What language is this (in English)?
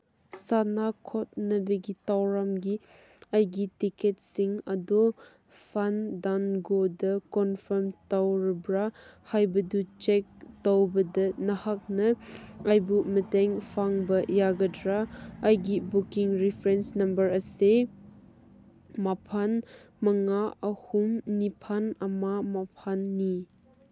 Manipuri